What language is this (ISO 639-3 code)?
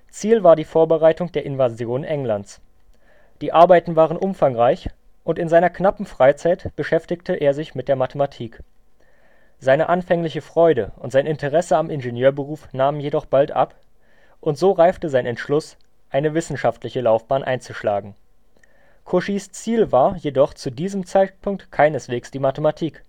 deu